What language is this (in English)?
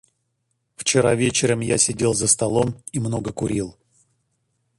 Russian